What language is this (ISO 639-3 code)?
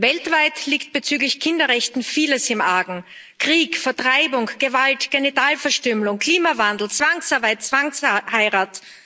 deu